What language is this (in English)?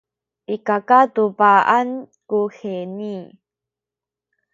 Sakizaya